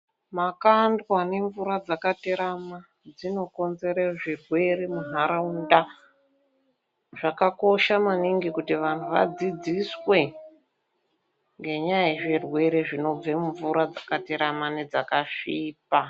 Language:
Ndau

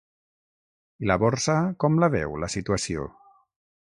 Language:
Catalan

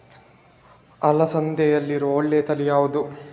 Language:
Kannada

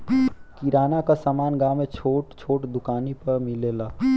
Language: Bhojpuri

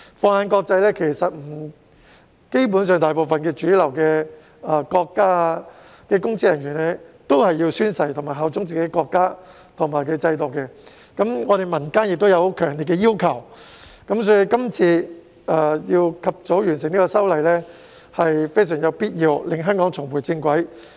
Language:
Cantonese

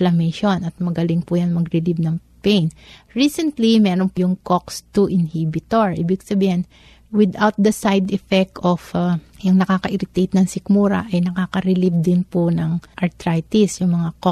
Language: Filipino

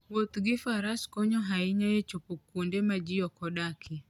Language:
Luo (Kenya and Tanzania)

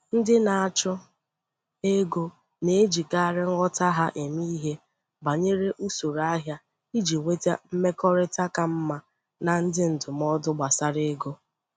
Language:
Igbo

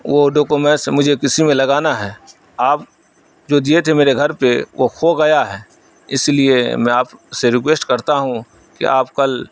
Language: Urdu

